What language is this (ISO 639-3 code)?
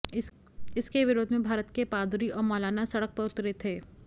hin